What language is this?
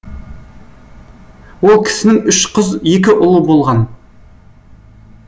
Kazakh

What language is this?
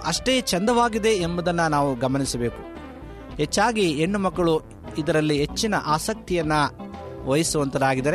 Kannada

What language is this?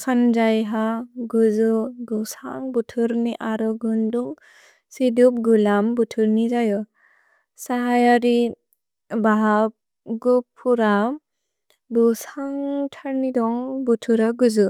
Bodo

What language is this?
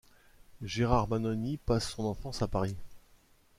French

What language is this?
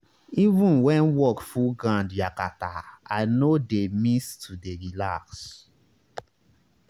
Nigerian Pidgin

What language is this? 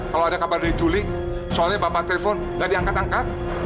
Indonesian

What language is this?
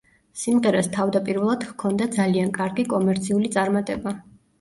Georgian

